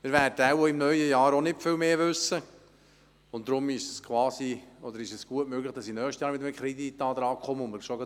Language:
Swiss German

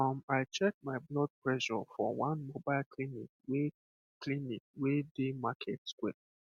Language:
Nigerian Pidgin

